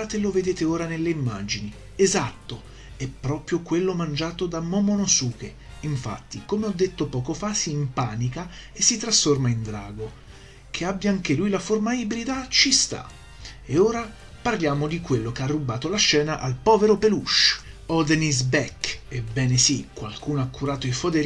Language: Italian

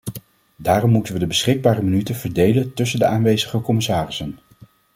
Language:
Dutch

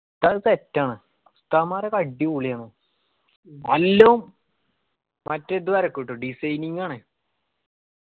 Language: Malayalam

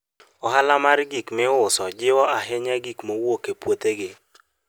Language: Luo (Kenya and Tanzania)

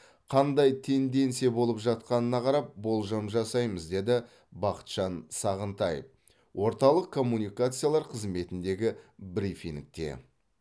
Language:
Kazakh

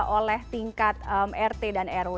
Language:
Indonesian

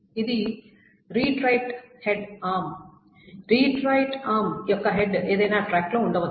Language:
Telugu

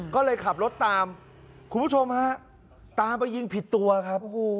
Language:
Thai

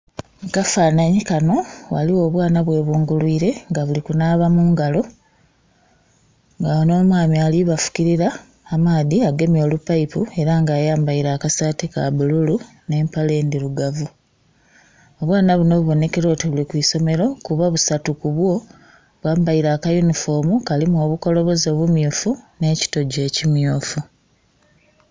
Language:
Soga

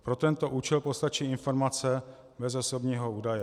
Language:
Czech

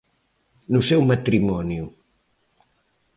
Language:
Galician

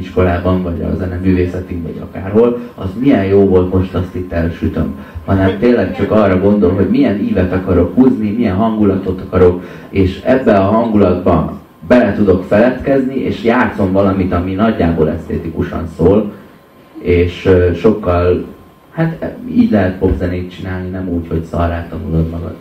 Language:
Hungarian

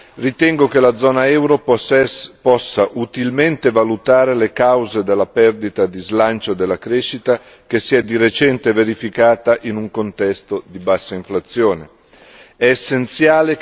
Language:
Italian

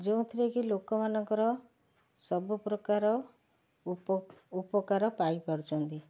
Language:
Odia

